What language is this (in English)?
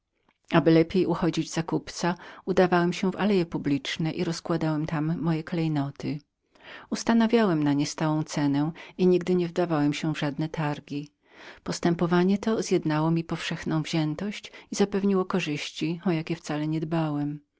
Polish